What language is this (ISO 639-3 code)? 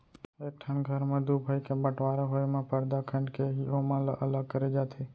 hne